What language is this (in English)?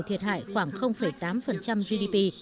Vietnamese